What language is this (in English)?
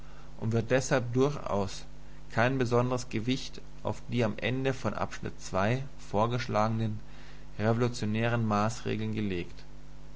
German